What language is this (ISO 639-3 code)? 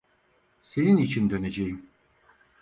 tur